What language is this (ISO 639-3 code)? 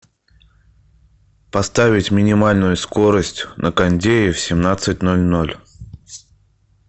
rus